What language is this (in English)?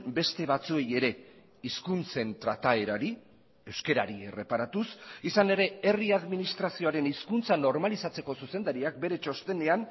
Basque